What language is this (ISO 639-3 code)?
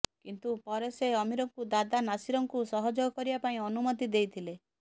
ori